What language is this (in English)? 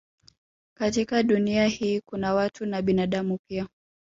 Swahili